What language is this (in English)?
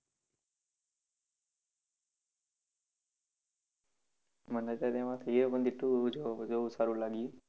Gujarati